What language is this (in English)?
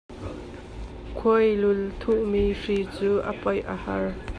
Hakha Chin